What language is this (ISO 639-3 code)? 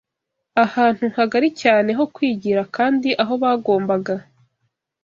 kin